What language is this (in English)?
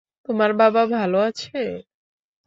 Bangla